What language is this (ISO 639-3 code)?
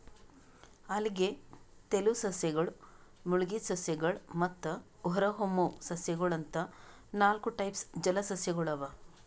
kan